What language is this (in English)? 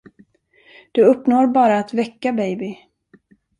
Swedish